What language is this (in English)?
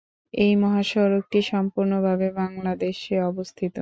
Bangla